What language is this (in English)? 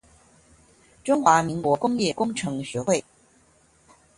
Chinese